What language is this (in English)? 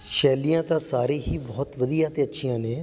Punjabi